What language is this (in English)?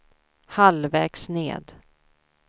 Swedish